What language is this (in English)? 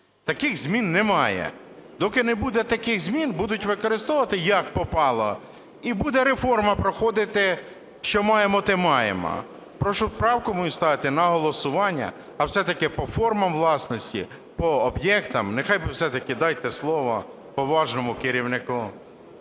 Ukrainian